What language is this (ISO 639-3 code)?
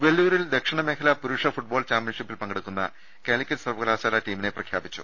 mal